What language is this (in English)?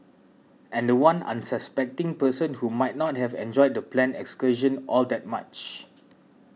English